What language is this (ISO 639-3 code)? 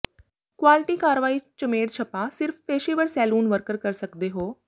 pan